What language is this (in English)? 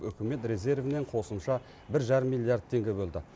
Kazakh